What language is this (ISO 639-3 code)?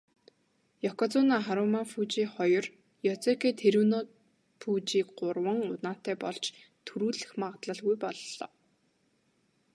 mon